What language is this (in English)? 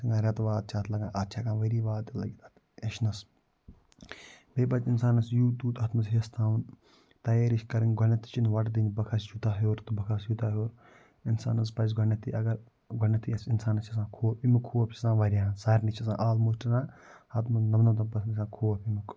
Kashmiri